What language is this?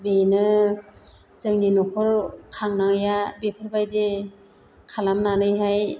Bodo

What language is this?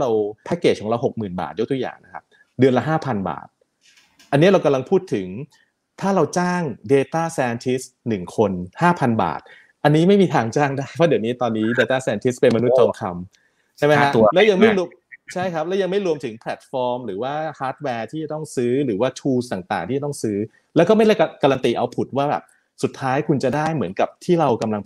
Thai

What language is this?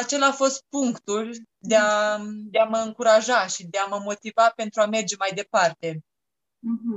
Romanian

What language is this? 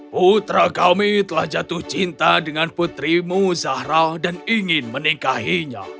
Indonesian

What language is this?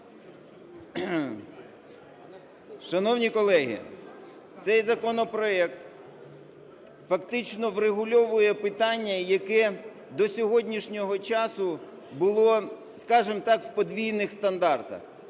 Ukrainian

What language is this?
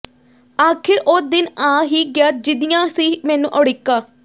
Punjabi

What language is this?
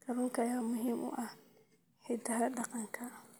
Somali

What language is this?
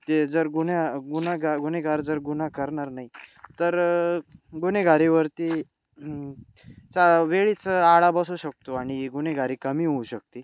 Marathi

